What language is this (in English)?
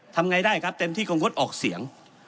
Thai